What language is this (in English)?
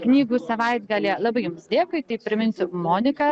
Lithuanian